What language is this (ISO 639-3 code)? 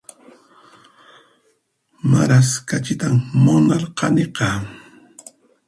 qxp